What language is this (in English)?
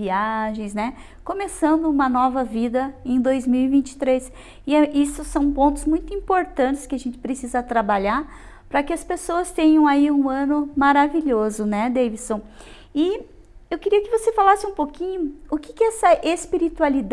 Portuguese